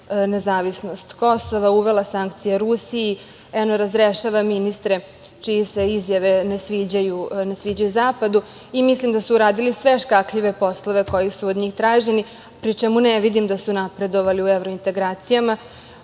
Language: Serbian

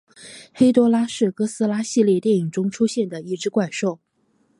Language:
Chinese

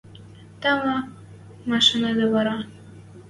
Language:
Western Mari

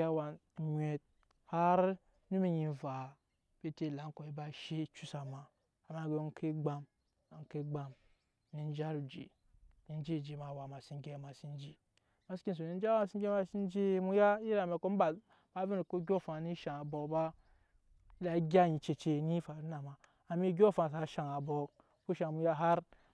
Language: Nyankpa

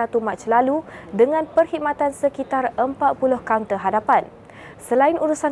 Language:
Malay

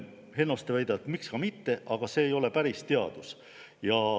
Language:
Estonian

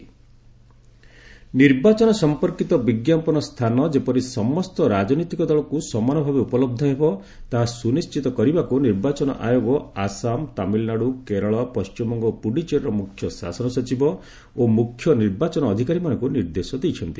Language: Odia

